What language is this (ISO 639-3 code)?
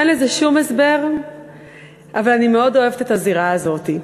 heb